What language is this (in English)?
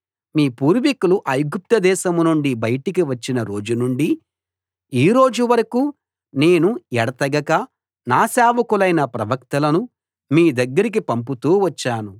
Telugu